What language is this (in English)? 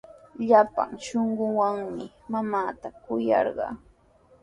Sihuas Ancash Quechua